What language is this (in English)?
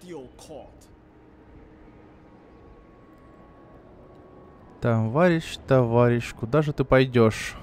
Russian